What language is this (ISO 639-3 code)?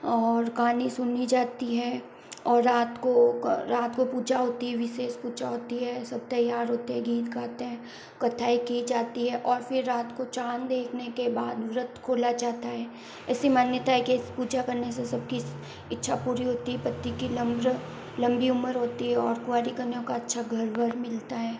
hin